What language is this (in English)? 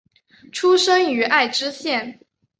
Chinese